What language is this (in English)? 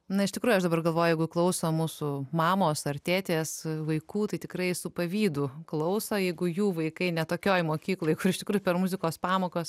Lithuanian